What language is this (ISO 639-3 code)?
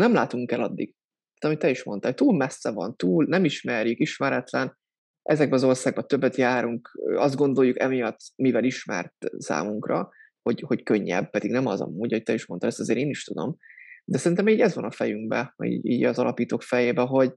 hun